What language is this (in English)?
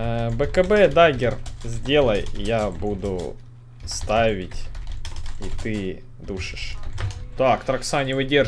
Russian